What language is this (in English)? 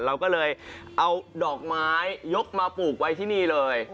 Thai